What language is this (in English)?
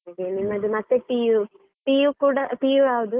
Kannada